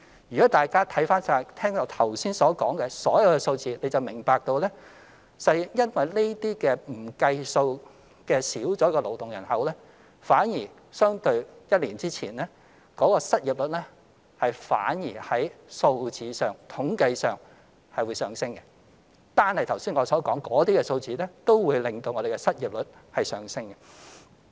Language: Cantonese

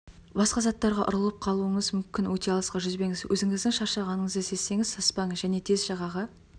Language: Kazakh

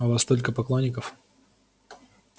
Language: Russian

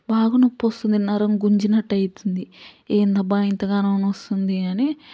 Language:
Telugu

